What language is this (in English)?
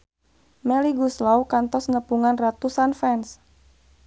Sundanese